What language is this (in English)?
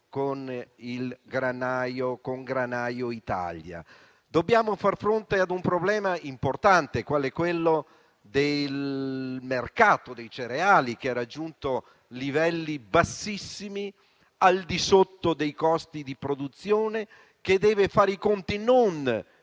Italian